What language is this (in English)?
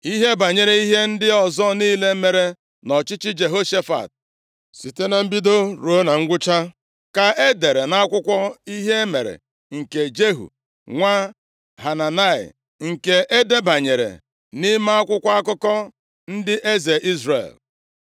Igbo